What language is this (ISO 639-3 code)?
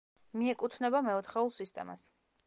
kat